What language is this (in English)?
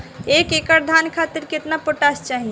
Bhojpuri